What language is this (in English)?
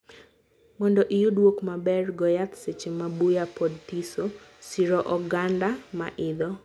Luo (Kenya and Tanzania)